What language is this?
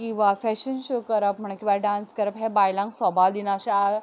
Konkani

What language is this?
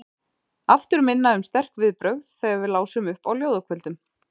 Icelandic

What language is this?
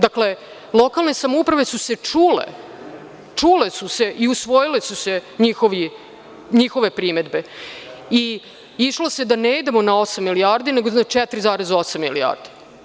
Serbian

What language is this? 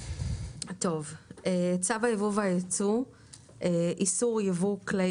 Hebrew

